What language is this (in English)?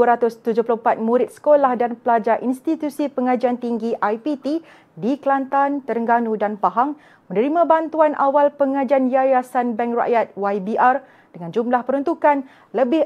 Malay